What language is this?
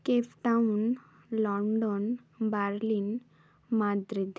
Bangla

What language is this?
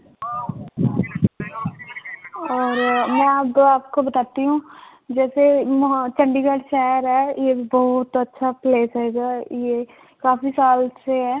Punjabi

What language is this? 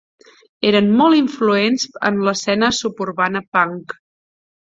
Catalan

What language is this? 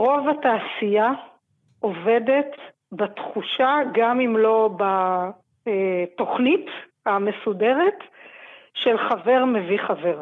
Hebrew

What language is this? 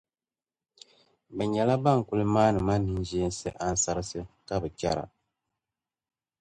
Dagbani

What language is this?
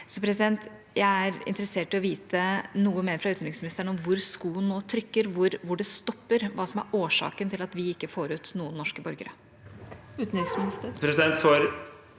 Norwegian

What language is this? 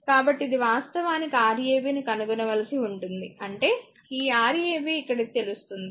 Telugu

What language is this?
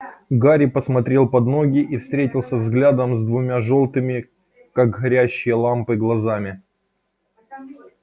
Russian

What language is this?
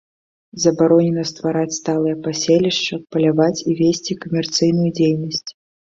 Belarusian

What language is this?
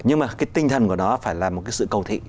Vietnamese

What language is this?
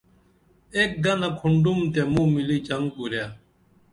Dameli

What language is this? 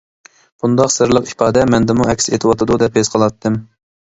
Uyghur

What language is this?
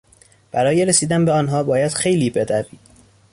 Persian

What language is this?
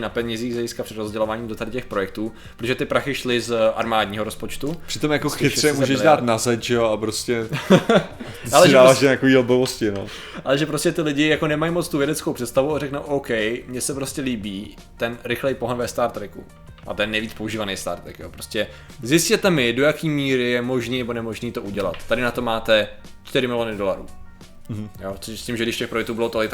Czech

